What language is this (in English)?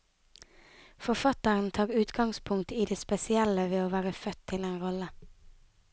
Norwegian